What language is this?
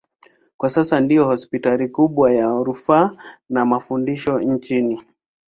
Swahili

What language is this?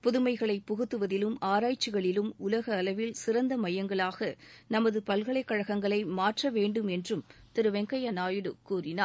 Tamil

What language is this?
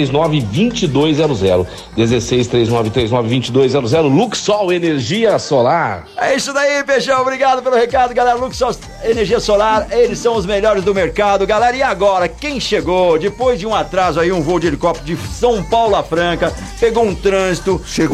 Portuguese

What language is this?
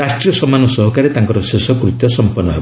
Odia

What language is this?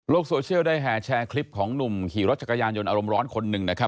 Thai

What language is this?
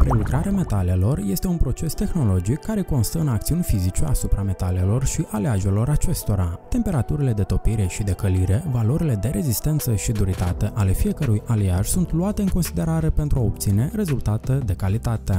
Romanian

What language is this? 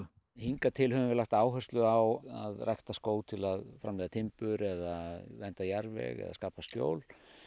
Icelandic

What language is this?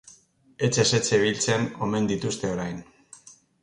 Basque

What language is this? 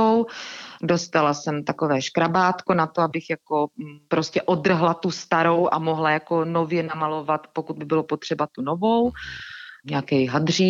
Czech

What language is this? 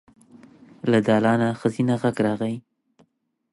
Pashto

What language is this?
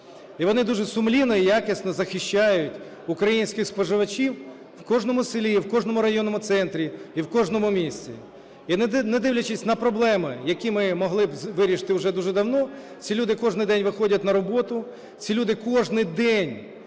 Ukrainian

